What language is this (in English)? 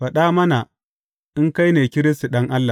Hausa